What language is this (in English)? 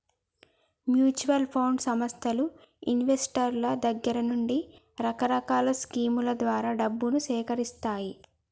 Telugu